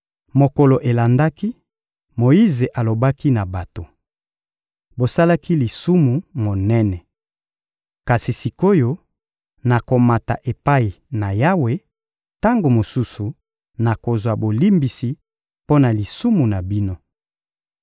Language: Lingala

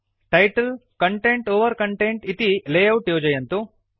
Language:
Sanskrit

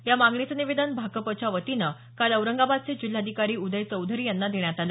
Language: Marathi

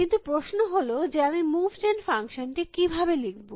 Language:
Bangla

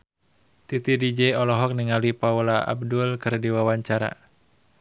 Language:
Sundanese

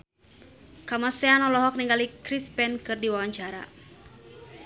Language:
Sundanese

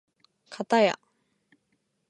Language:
Japanese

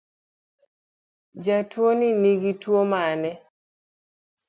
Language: Luo (Kenya and Tanzania)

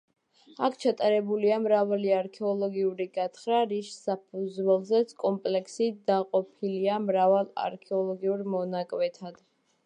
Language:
Georgian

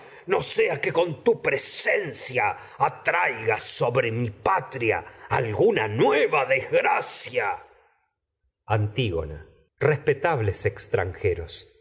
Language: Spanish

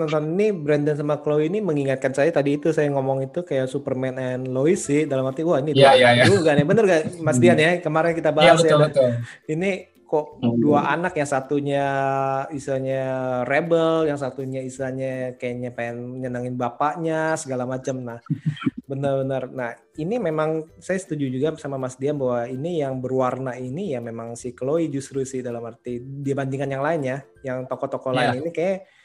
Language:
Indonesian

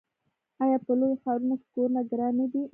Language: Pashto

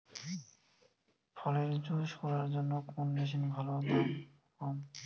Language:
Bangla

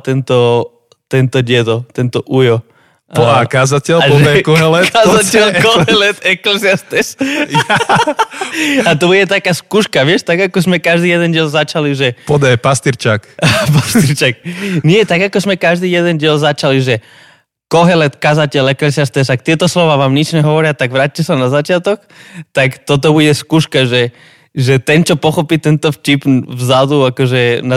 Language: Slovak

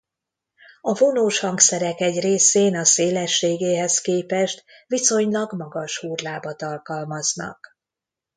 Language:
Hungarian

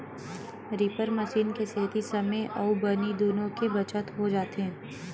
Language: Chhattisgarhi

